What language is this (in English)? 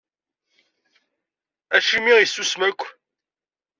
Kabyle